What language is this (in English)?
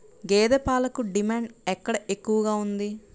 Telugu